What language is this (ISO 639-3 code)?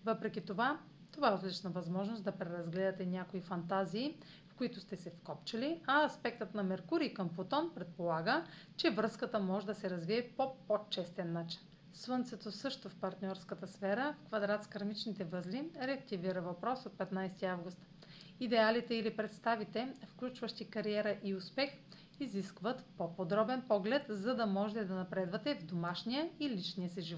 bul